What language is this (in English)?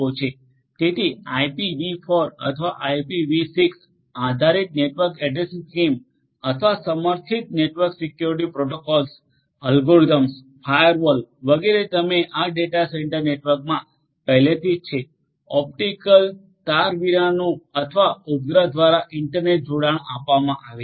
Gujarati